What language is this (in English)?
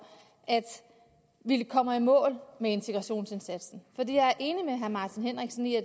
Danish